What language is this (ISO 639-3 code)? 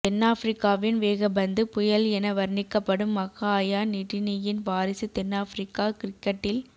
tam